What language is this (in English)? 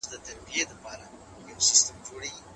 Pashto